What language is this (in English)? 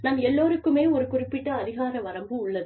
Tamil